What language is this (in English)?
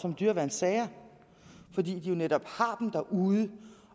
Danish